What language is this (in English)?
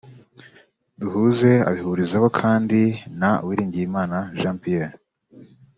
Kinyarwanda